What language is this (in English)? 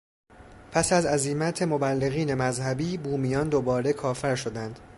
Persian